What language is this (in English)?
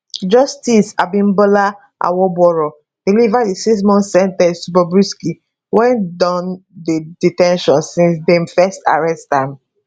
Nigerian Pidgin